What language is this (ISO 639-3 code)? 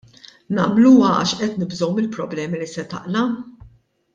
mlt